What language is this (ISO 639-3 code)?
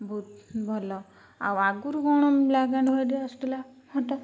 ori